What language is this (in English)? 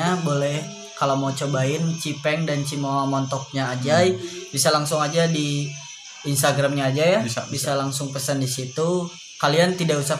Indonesian